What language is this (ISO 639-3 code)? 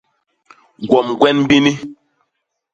bas